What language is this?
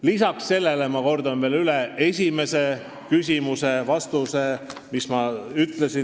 Estonian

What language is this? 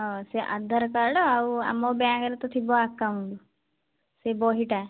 Odia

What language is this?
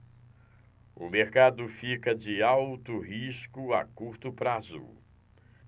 Portuguese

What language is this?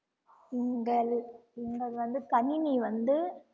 Tamil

